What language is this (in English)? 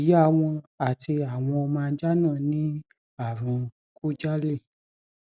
Yoruba